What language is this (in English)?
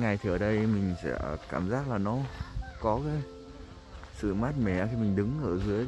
Vietnamese